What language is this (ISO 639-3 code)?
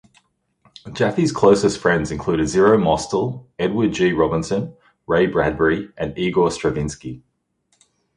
eng